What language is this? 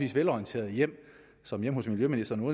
Danish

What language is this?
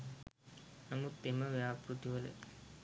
Sinhala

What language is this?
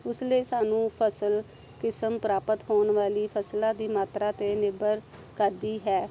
Punjabi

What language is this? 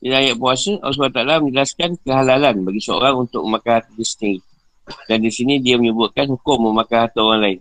Malay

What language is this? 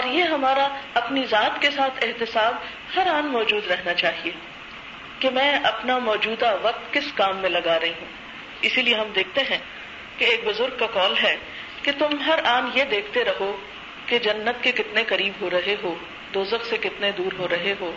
Urdu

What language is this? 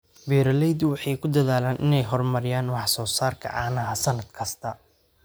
Somali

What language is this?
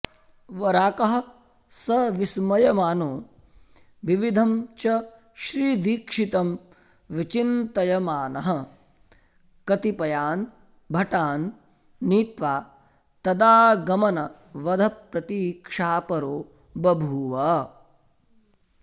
Sanskrit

